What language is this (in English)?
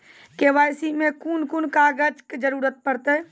Maithili